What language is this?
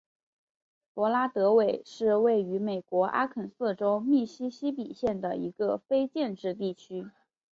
Chinese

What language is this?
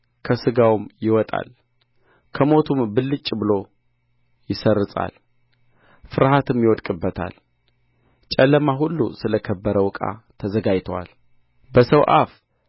Amharic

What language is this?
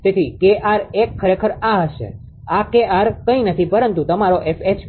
Gujarati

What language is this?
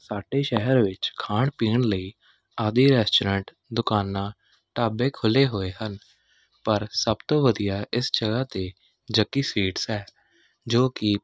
Punjabi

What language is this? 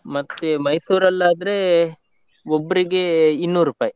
Kannada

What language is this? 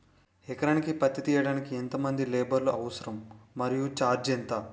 Telugu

